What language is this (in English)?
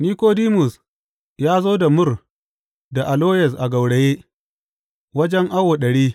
Hausa